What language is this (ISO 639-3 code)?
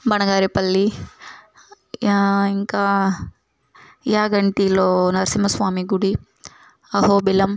tel